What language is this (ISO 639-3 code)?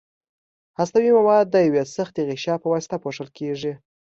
pus